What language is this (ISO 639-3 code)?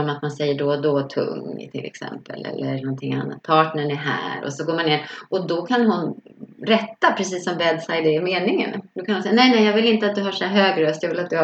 swe